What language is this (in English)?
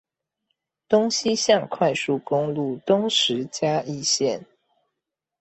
Chinese